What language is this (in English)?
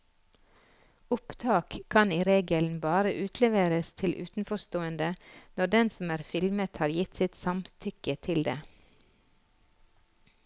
Norwegian